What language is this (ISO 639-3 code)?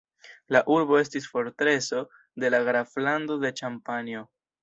epo